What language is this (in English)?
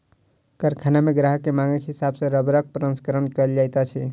Maithili